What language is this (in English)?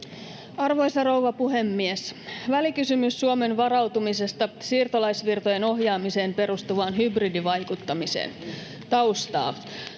Finnish